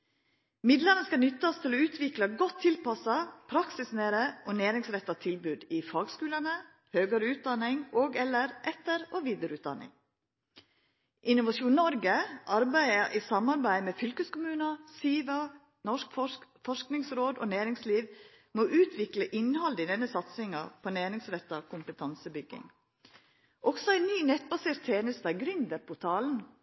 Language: Norwegian Nynorsk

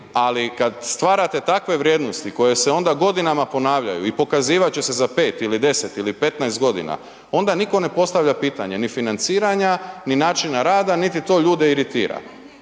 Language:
Croatian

